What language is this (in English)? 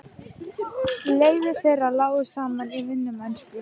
Icelandic